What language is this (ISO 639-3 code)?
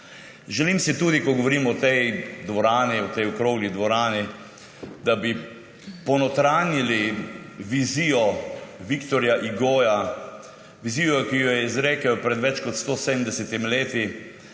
slv